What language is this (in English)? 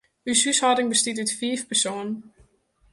Western Frisian